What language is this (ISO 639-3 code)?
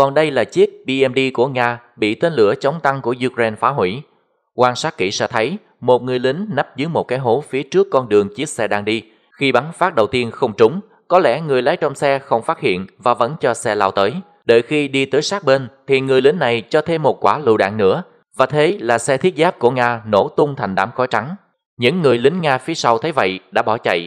vie